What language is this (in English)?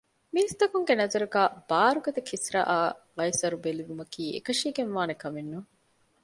Divehi